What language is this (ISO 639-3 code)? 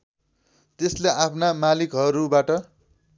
nep